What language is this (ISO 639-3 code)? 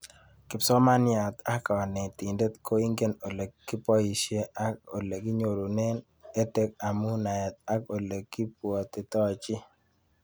kln